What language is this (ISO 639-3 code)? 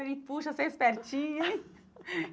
por